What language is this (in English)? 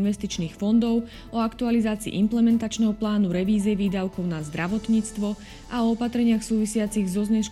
Slovak